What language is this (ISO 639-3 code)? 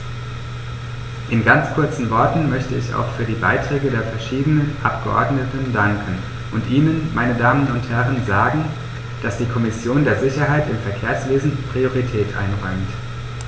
deu